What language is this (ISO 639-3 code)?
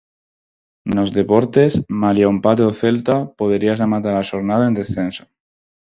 glg